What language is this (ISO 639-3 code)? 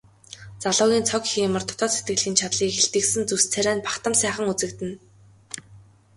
mon